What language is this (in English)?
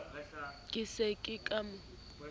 Southern Sotho